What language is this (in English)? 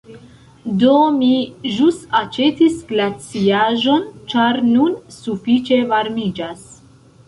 Esperanto